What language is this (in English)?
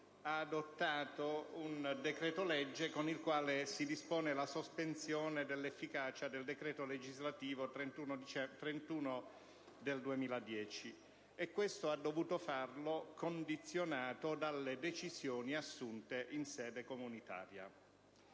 Italian